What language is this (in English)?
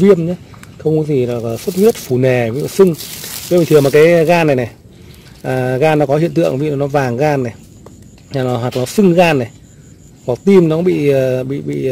Vietnamese